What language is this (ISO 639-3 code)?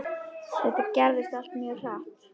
isl